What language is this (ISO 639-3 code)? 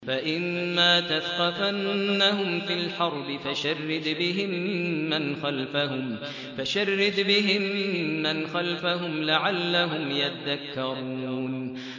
ara